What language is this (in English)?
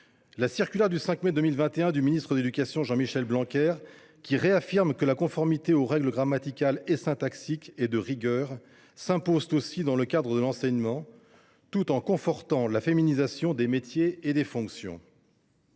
French